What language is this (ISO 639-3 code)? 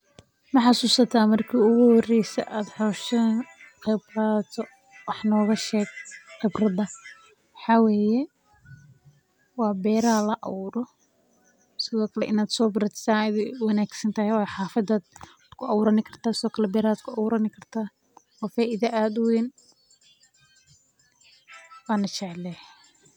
som